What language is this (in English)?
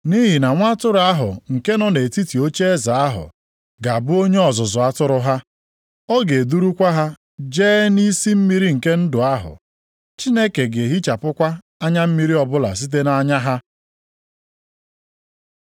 Igbo